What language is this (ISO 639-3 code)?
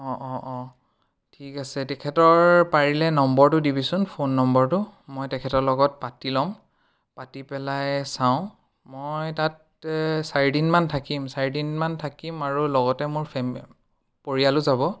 asm